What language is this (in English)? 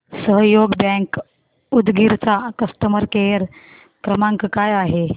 Marathi